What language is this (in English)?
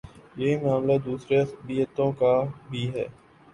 Urdu